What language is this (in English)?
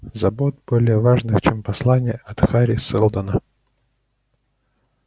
Russian